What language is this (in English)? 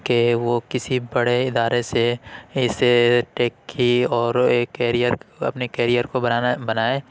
Urdu